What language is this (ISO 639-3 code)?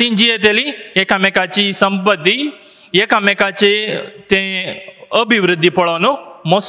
mar